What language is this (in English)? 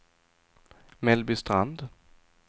Swedish